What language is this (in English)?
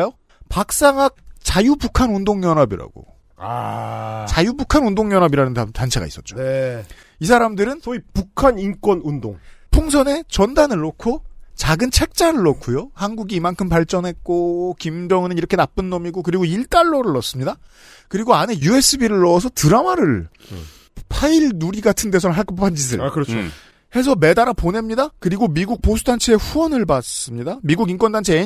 Korean